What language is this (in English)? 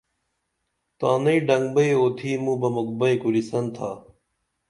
Dameli